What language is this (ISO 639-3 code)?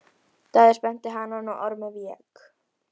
isl